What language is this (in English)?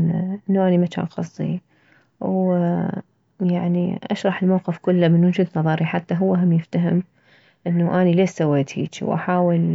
Mesopotamian Arabic